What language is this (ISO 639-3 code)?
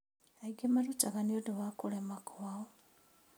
kik